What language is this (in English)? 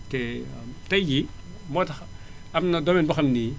Wolof